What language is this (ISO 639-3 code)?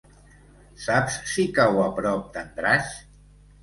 cat